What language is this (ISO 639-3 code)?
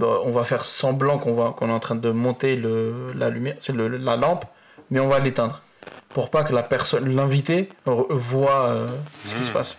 fra